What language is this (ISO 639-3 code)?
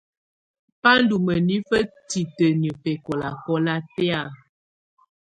tvu